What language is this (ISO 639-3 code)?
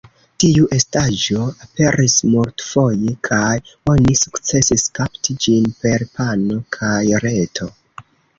epo